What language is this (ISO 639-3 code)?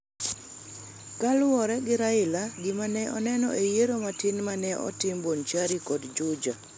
luo